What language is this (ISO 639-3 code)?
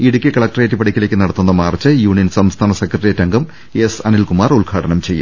mal